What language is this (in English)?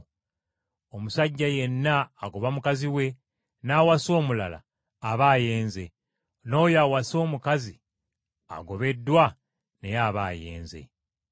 Ganda